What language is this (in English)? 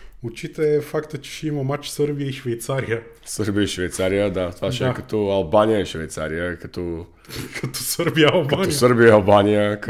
Bulgarian